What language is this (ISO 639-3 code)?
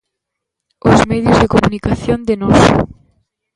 glg